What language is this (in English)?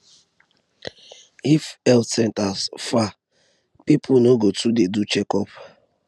Nigerian Pidgin